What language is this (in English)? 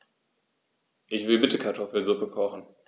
German